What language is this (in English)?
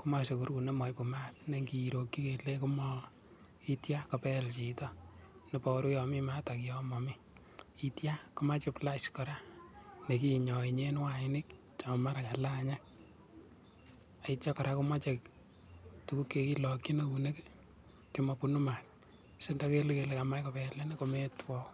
Kalenjin